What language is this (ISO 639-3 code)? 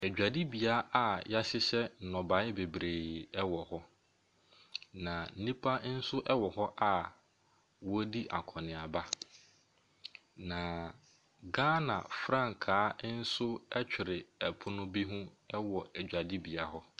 aka